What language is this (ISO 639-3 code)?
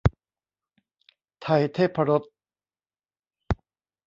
tha